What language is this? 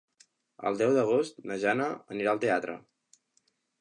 Catalan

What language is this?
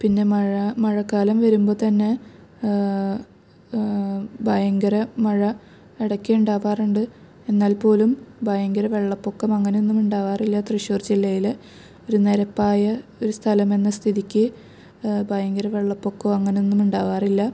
Malayalam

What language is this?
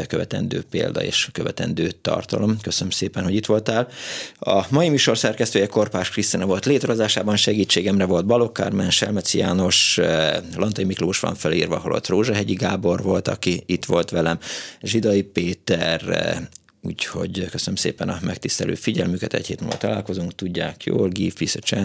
Hungarian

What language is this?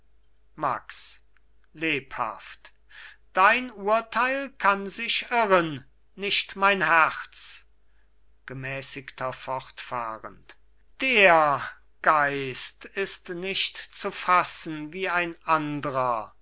German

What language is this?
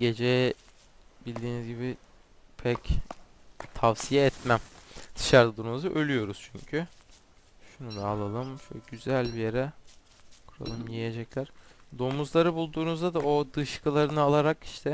Turkish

